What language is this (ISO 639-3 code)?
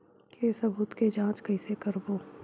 hne